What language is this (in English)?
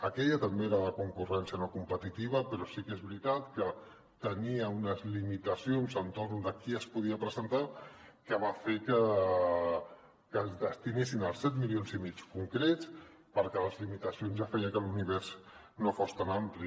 Catalan